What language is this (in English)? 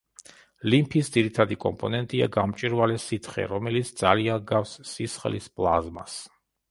Georgian